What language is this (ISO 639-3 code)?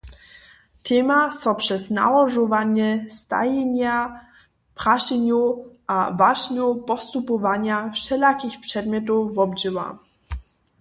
hsb